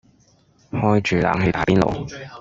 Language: Cantonese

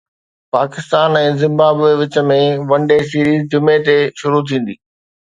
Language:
Sindhi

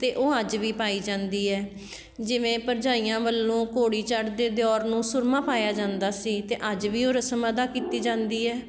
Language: Punjabi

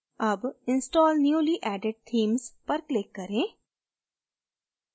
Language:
Hindi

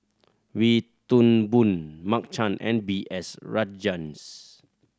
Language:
English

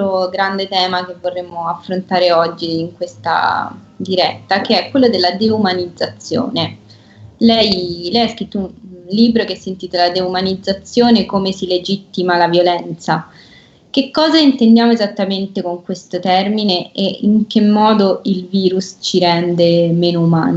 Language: Italian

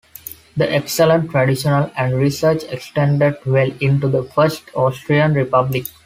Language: English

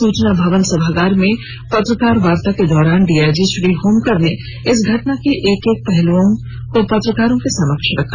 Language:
Hindi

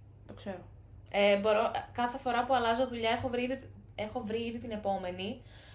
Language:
Greek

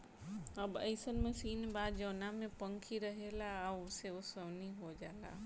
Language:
Bhojpuri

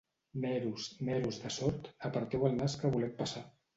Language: Catalan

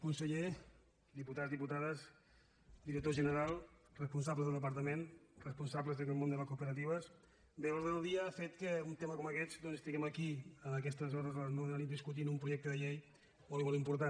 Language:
Catalan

